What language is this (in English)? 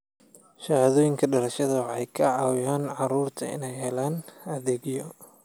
Somali